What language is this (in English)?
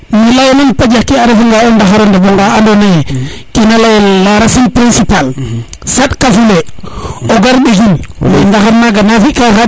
Serer